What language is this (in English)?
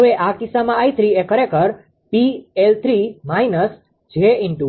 Gujarati